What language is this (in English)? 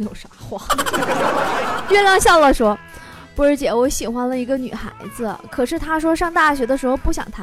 Chinese